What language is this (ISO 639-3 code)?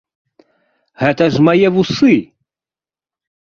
bel